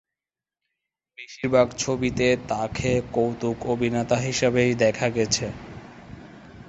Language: Bangla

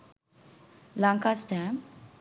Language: Sinhala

